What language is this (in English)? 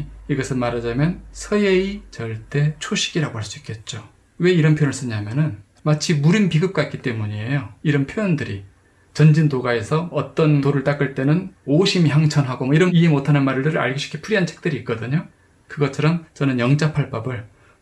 Korean